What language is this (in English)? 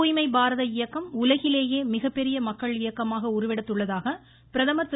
Tamil